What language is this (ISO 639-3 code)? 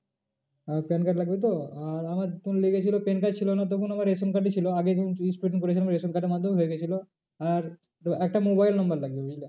ben